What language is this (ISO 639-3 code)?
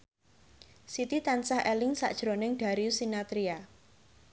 jav